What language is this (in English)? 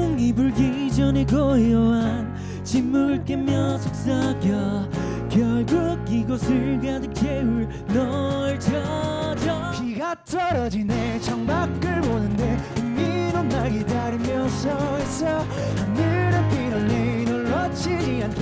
Korean